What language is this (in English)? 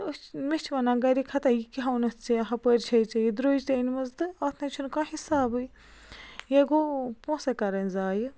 Kashmiri